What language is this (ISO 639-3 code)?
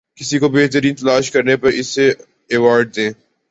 urd